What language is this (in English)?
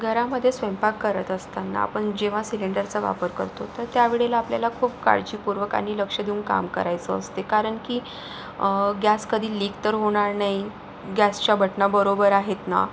Marathi